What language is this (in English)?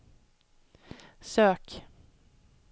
Swedish